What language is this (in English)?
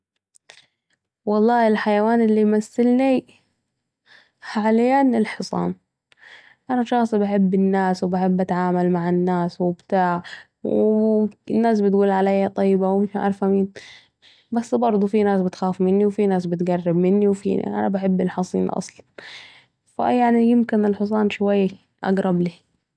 Saidi Arabic